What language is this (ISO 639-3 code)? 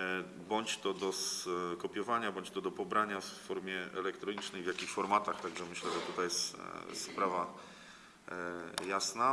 pol